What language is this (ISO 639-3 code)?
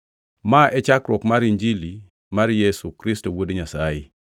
luo